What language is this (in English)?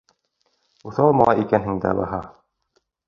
Bashkir